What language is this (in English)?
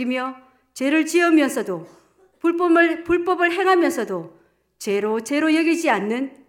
Korean